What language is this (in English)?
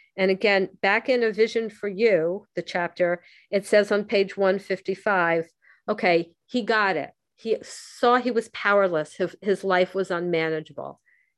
English